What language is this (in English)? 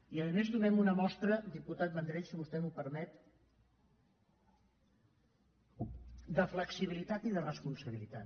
Catalan